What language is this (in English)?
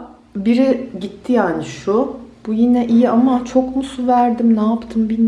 Turkish